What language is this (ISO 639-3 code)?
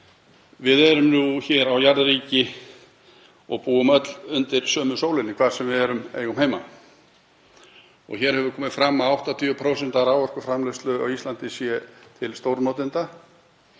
isl